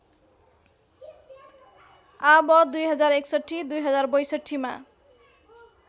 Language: Nepali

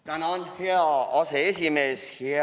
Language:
Estonian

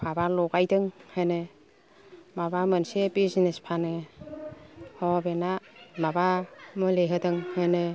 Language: Bodo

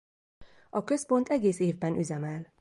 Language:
Hungarian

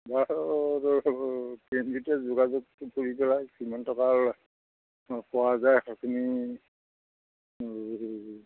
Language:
Assamese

